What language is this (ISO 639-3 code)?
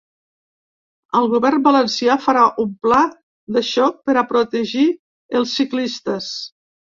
cat